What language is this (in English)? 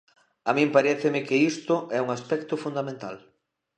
Galician